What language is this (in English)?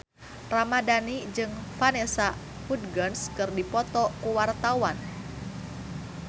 Sundanese